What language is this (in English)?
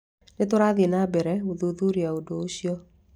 Kikuyu